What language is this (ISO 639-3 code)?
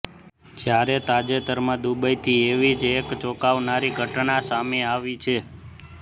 guj